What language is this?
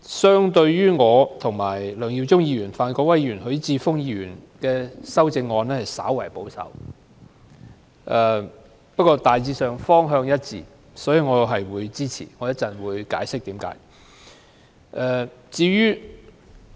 Cantonese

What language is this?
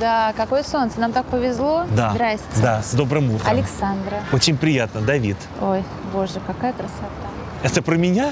Russian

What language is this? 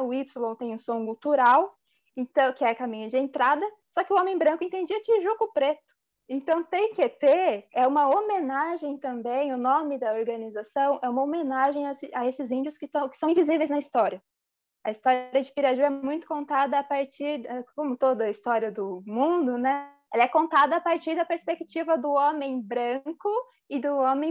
Portuguese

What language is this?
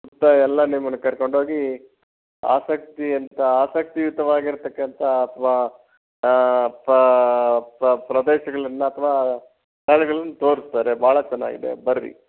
Kannada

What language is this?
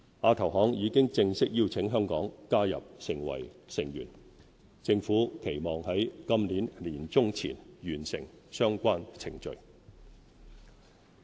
Cantonese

